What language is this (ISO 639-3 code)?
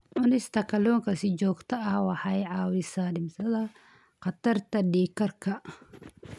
som